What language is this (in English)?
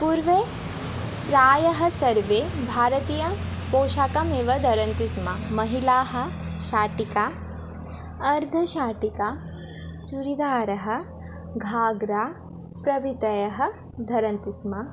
Sanskrit